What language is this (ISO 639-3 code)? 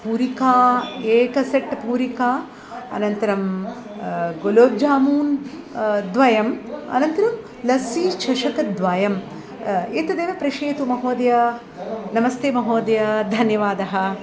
san